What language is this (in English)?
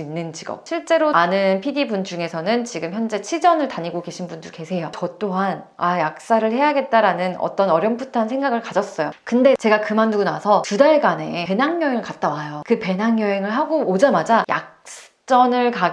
Korean